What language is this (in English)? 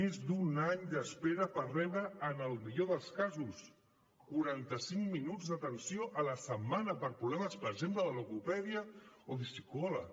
Catalan